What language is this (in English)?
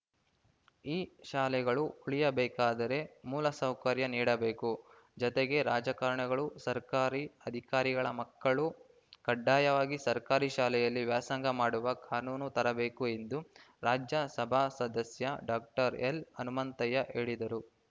Kannada